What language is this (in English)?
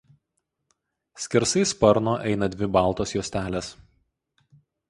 Lithuanian